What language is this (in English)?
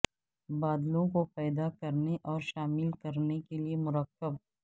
Urdu